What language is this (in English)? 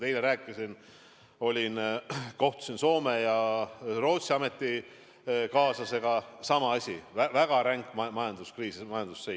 Estonian